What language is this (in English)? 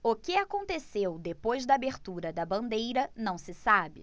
Portuguese